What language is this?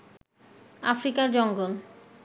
Bangla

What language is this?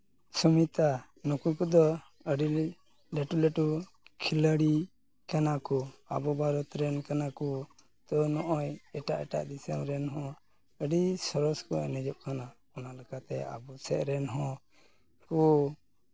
Santali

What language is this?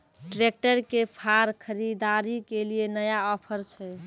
Maithili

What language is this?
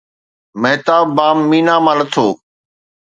Sindhi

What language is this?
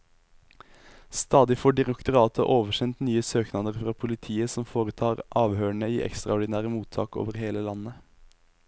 Norwegian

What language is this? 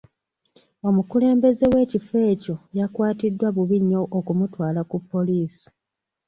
Ganda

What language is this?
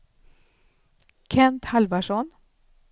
Swedish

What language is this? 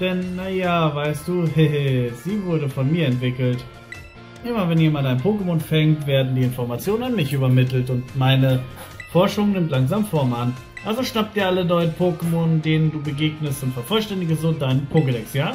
German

